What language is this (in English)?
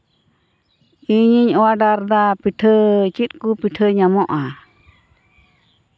Santali